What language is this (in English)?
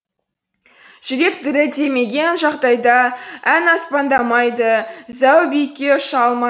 Kazakh